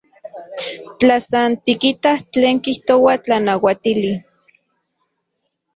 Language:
Central Puebla Nahuatl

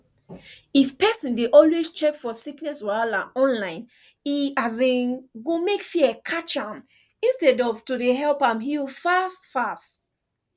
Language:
Nigerian Pidgin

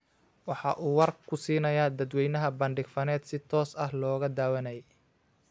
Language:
Somali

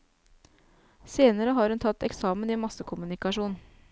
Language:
Norwegian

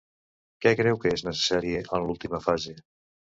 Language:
Catalan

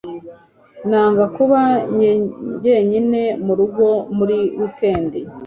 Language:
Kinyarwanda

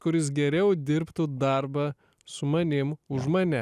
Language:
Lithuanian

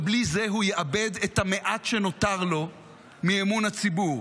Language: Hebrew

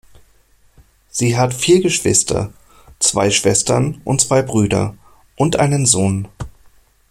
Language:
German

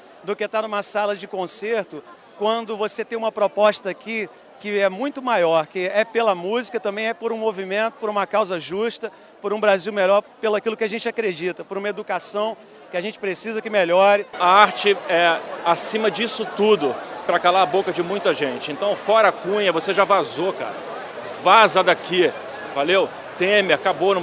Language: Portuguese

